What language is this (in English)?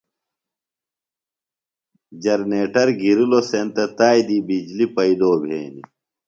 Phalura